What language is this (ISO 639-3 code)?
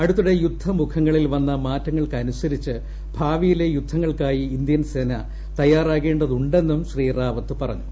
mal